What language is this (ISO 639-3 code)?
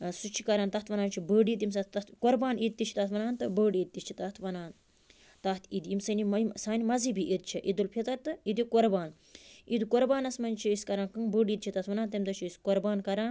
kas